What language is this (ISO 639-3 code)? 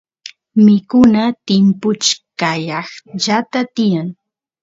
qus